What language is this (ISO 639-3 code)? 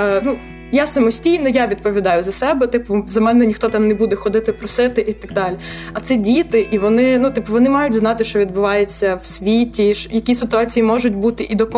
ukr